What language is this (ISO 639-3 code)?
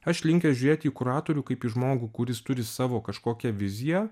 lit